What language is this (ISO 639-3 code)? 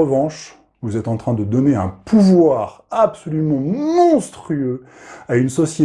fra